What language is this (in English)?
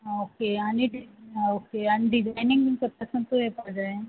Konkani